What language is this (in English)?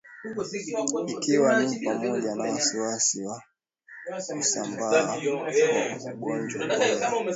Swahili